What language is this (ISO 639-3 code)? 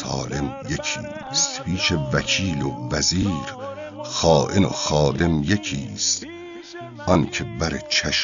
fas